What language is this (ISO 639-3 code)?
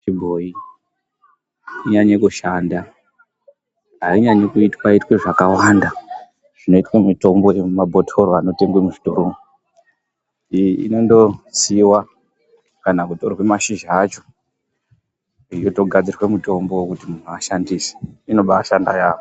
ndc